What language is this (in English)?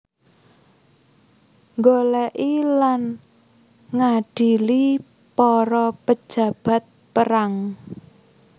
Javanese